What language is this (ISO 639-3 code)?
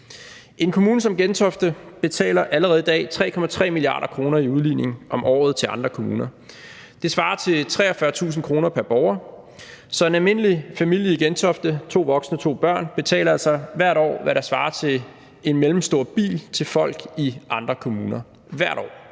dan